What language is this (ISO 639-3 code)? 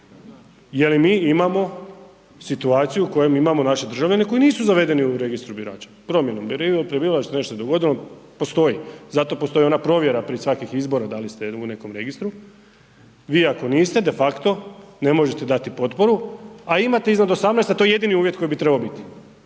hrv